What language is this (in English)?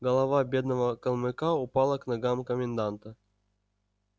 Russian